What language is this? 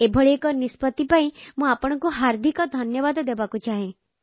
Odia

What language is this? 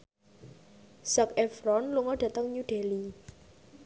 Javanese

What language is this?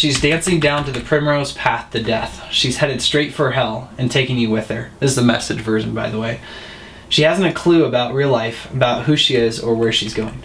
English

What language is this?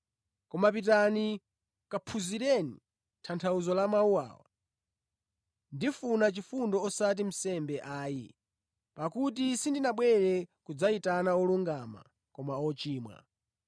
Nyanja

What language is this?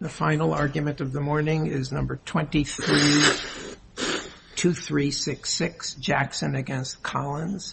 English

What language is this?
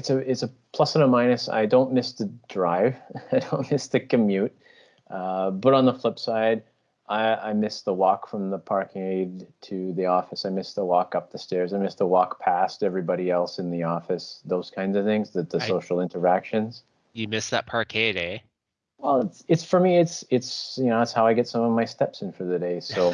English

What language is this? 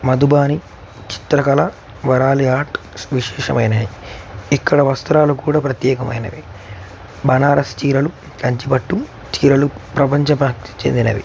Telugu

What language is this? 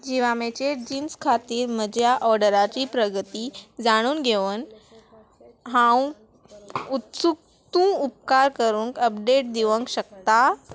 Konkani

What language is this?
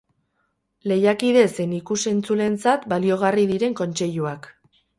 Basque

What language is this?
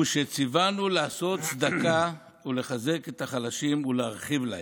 Hebrew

